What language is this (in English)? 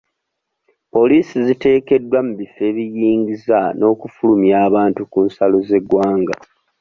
Ganda